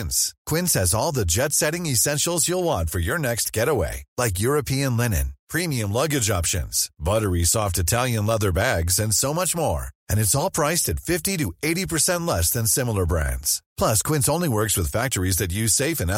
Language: Filipino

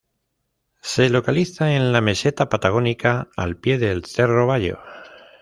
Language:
Spanish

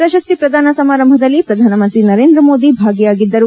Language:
Kannada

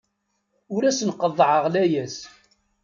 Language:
Kabyle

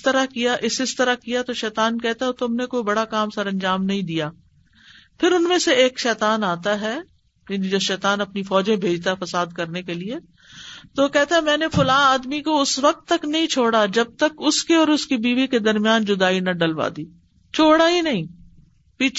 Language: Urdu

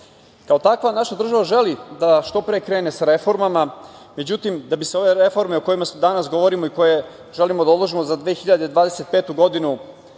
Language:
Serbian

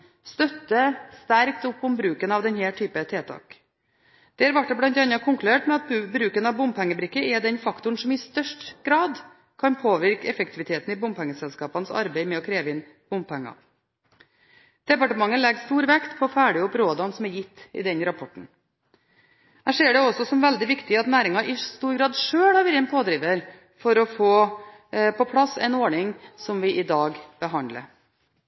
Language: Norwegian Bokmål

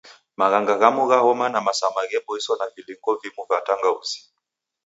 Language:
Taita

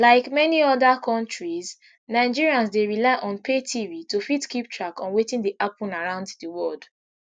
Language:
Nigerian Pidgin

